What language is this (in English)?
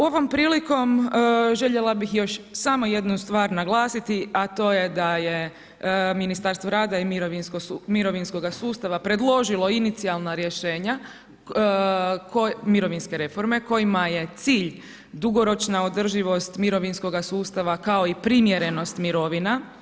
Croatian